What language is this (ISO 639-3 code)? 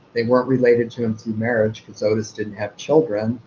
eng